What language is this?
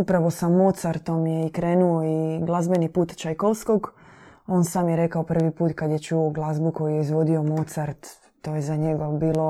Croatian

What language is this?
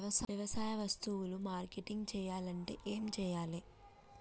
Telugu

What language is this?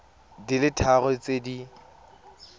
Tswana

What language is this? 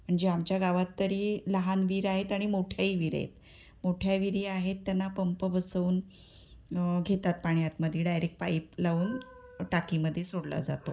Marathi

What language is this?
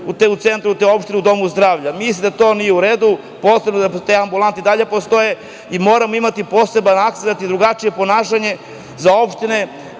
Serbian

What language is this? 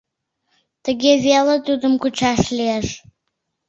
Mari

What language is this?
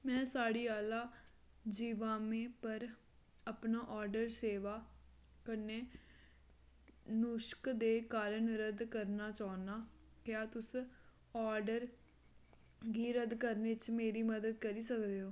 Dogri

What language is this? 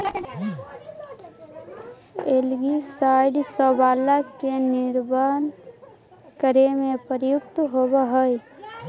Magahi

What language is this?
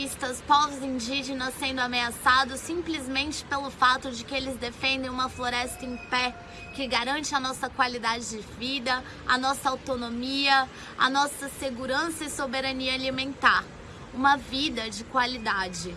Portuguese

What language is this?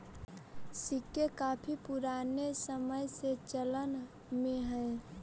Magahi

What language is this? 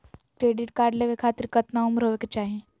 Magahi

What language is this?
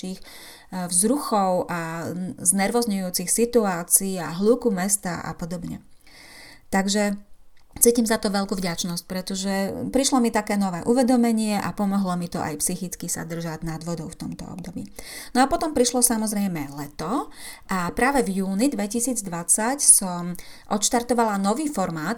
Slovak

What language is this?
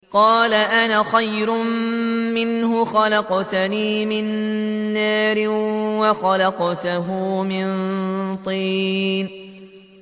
Arabic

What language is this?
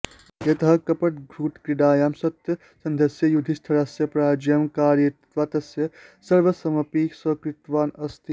Sanskrit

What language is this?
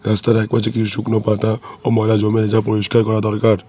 Bangla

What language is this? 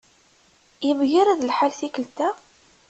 Kabyle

